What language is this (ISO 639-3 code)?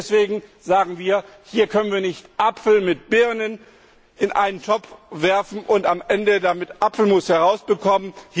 deu